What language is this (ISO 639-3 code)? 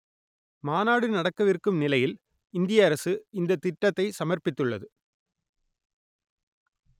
tam